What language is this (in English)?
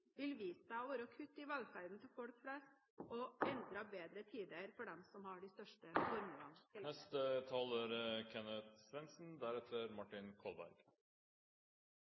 Norwegian Bokmål